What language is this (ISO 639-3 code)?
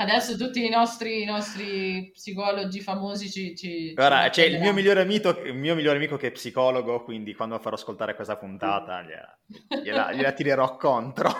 ita